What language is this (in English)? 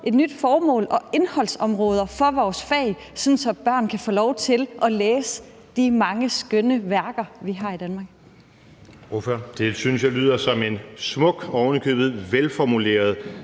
Danish